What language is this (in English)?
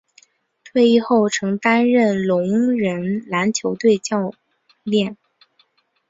Chinese